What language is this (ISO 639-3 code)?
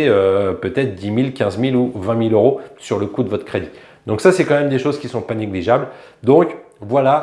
fra